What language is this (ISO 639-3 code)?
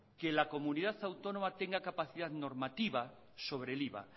spa